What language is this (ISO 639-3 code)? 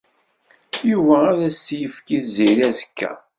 kab